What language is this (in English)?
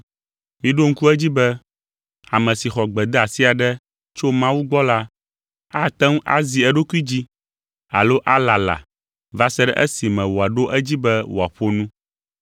Ewe